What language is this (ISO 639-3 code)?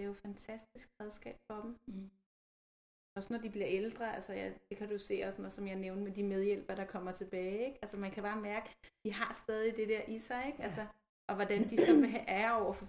dan